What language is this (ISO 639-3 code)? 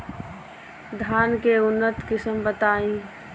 bho